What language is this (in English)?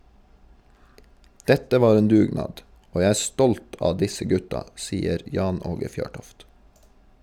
Norwegian